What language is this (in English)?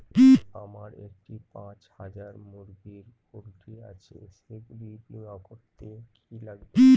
Bangla